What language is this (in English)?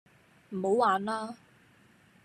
Cantonese